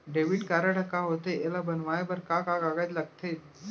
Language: Chhattisgarhi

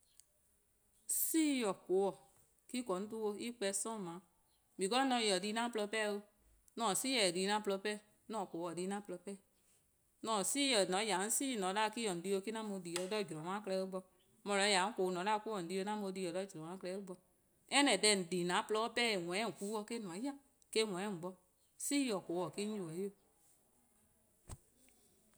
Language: Eastern Krahn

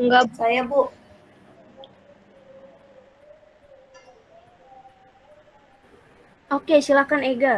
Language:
Indonesian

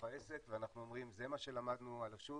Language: Hebrew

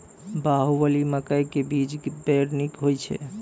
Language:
Maithili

